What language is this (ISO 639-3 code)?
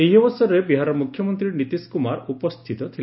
ori